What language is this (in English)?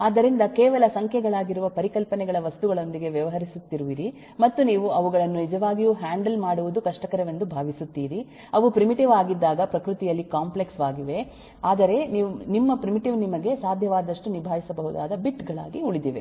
Kannada